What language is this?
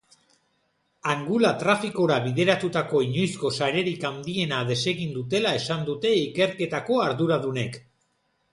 Basque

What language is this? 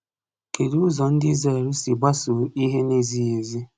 Igbo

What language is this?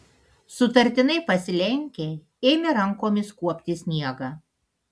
Lithuanian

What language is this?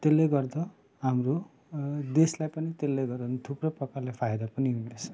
Nepali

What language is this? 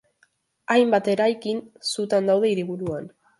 Basque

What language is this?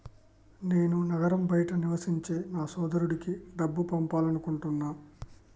Telugu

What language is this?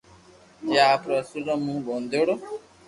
Loarki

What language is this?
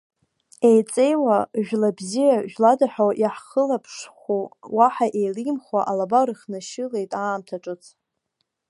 Abkhazian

